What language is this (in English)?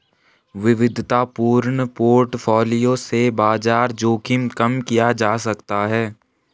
Hindi